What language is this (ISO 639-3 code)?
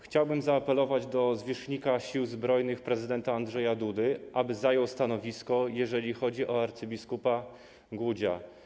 pol